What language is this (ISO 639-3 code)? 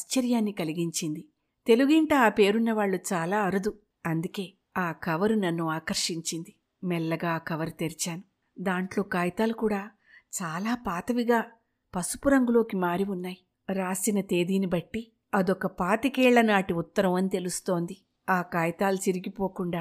tel